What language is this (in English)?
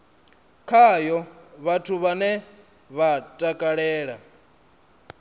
Venda